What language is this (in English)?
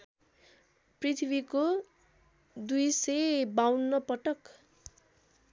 Nepali